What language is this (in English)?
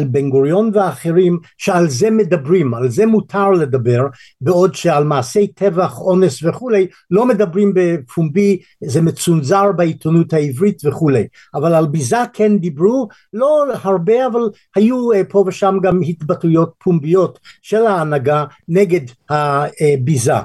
Hebrew